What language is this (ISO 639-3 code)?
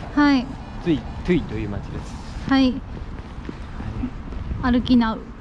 jpn